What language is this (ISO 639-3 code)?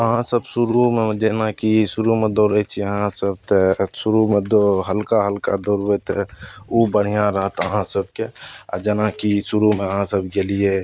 mai